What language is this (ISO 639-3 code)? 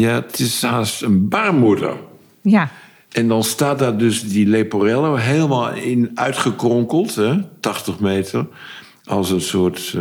nld